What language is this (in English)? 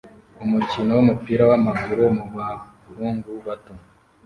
Kinyarwanda